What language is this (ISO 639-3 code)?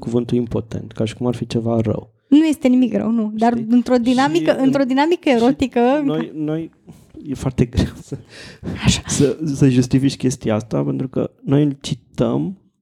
ron